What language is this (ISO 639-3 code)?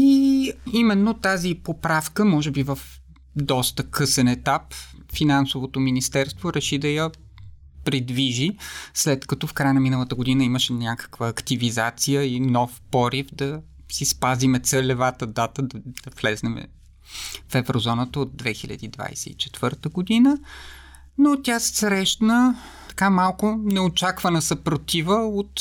bul